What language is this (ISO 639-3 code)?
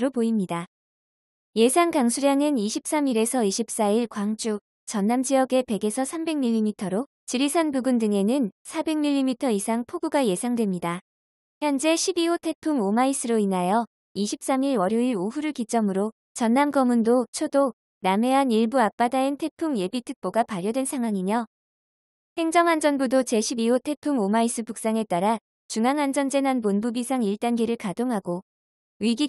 kor